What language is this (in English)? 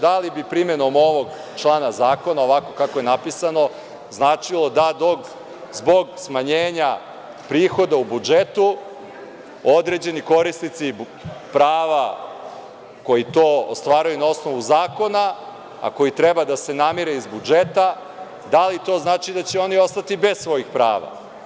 Serbian